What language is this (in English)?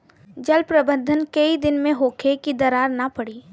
Bhojpuri